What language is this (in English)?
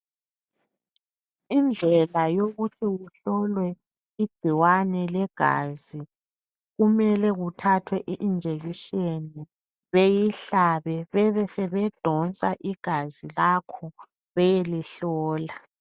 North Ndebele